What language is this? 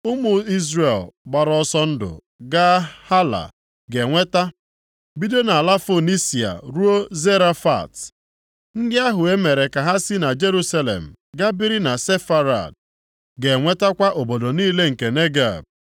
Igbo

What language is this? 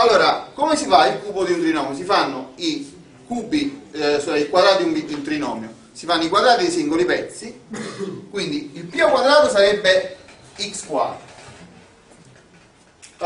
Italian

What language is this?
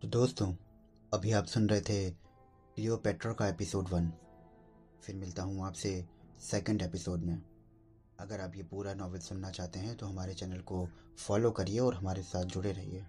Hindi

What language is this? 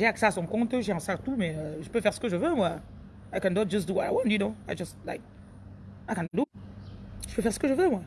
French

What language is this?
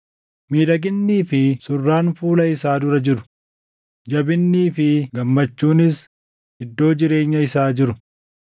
Oromo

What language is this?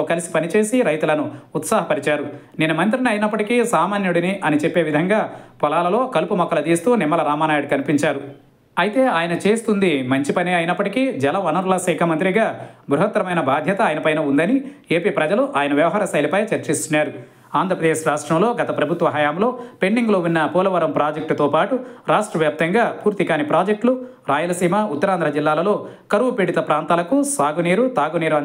Telugu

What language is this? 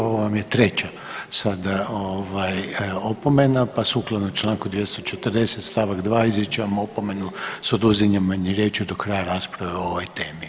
Croatian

